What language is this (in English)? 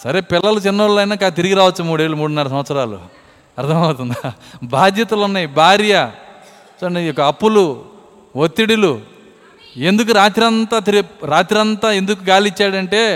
Telugu